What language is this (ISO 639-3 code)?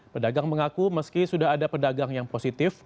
ind